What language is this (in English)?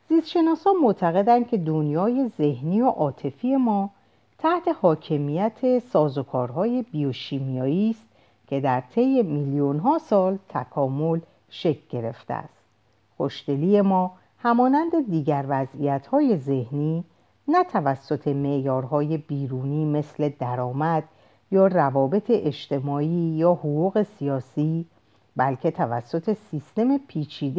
Persian